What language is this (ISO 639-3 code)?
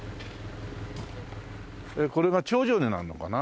jpn